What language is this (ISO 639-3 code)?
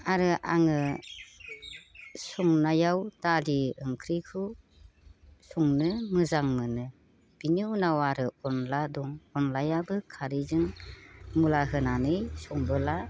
brx